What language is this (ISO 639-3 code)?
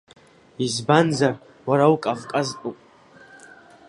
abk